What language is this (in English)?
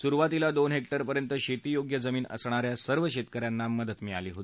Marathi